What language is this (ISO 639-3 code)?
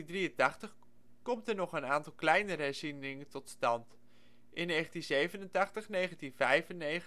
nld